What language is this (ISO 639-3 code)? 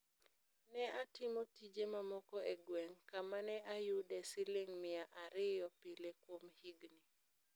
luo